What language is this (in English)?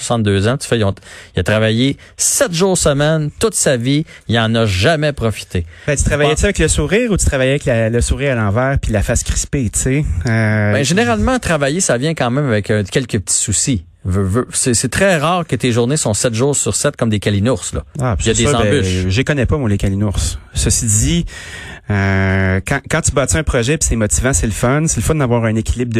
French